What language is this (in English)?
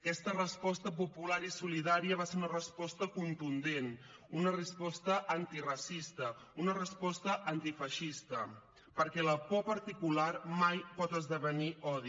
Catalan